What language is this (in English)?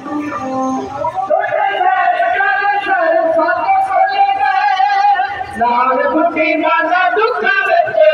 Arabic